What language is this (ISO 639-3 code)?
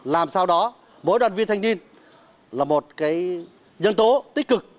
vie